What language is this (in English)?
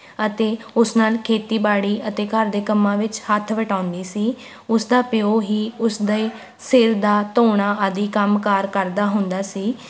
Punjabi